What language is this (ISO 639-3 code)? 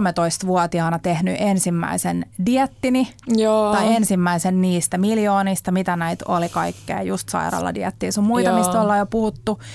fin